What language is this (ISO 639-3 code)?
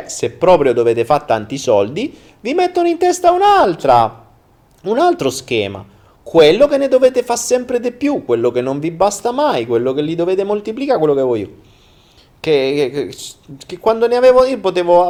ita